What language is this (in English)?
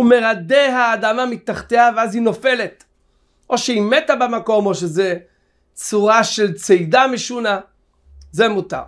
Hebrew